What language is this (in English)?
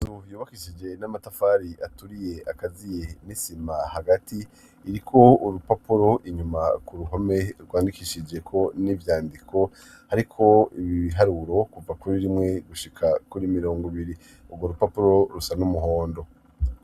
Rundi